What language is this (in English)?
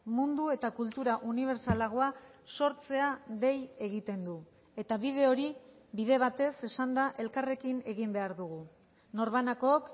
Basque